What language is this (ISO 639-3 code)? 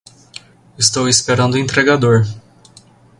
por